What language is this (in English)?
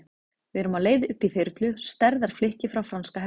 Icelandic